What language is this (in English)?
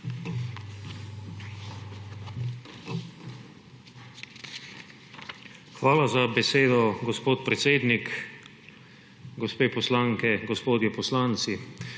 Slovenian